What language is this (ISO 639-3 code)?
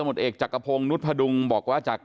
tha